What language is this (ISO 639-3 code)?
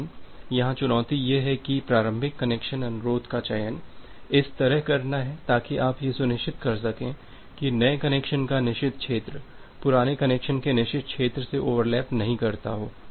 hin